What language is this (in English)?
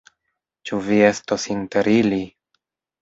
Esperanto